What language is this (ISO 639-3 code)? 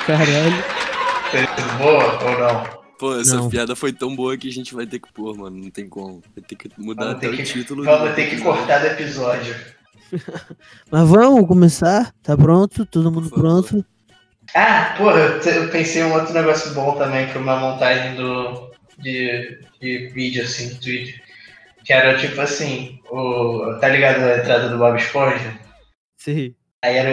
por